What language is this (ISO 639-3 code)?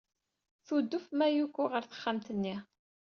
kab